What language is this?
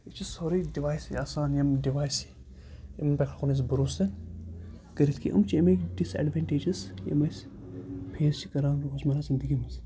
Kashmiri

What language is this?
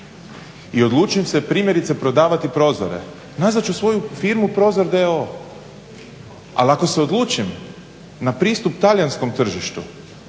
Croatian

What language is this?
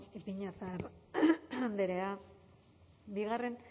Basque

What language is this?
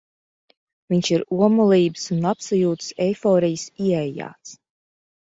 Latvian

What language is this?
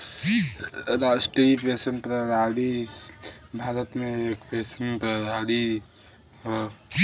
Bhojpuri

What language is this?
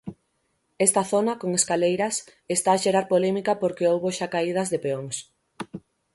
Galician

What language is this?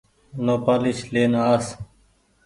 Goaria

